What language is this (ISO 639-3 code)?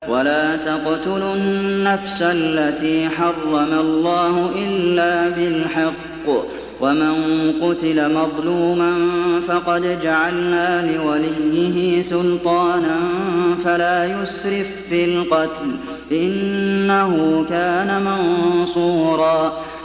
ara